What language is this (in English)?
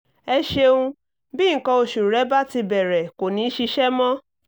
Yoruba